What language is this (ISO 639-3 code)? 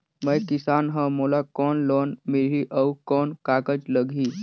hne